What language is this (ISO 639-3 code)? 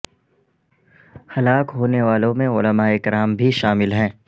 urd